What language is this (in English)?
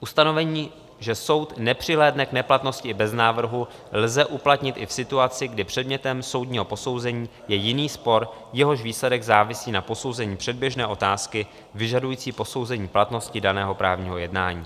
Czech